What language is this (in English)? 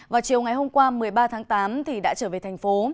Vietnamese